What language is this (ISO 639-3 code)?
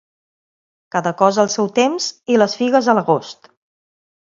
cat